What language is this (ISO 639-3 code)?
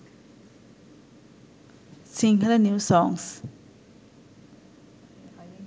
sin